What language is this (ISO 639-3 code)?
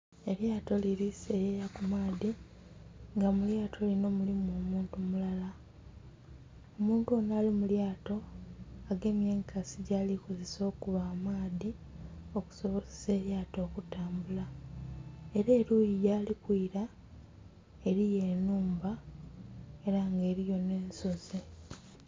xog